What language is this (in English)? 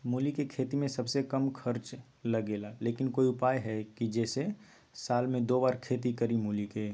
Magahi